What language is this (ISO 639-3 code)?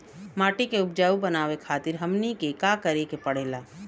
bho